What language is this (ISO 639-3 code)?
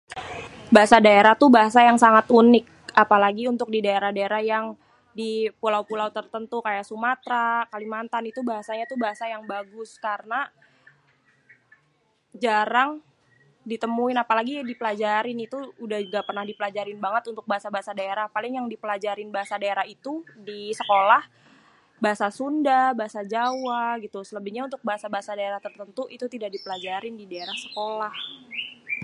bew